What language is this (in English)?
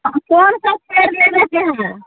Maithili